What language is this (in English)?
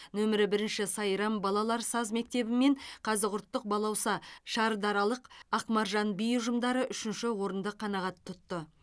Kazakh